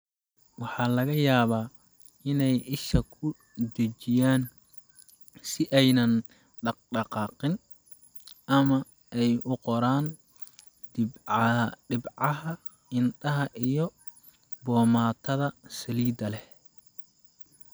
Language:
Somali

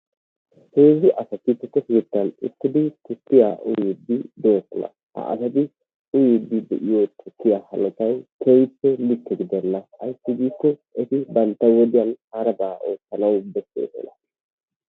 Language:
Wolaytta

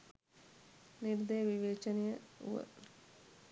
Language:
Sinhala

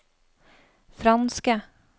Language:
Norwegian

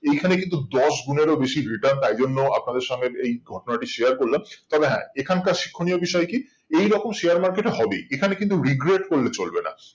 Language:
Bangla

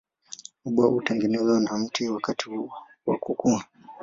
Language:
Swahili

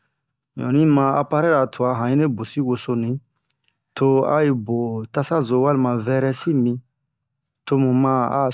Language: Bomu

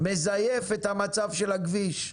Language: Hebrew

